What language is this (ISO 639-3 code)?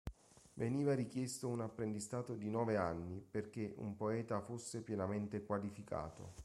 ita